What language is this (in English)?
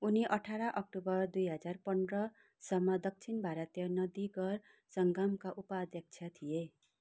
Nepali